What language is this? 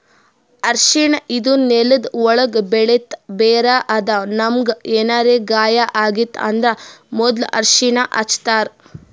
Kannada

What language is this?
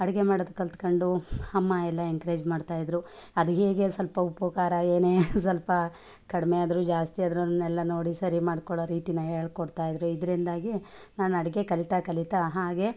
Kannada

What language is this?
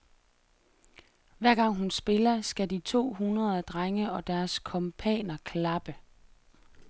Danish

